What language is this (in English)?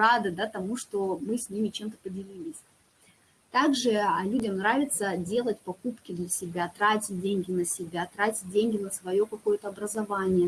Russian